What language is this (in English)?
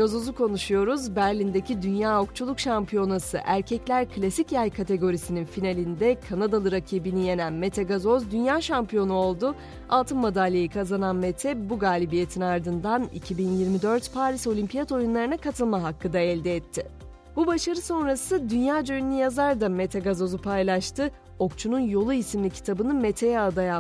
Turkish